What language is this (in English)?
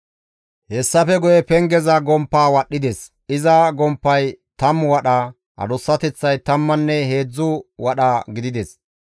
Gamo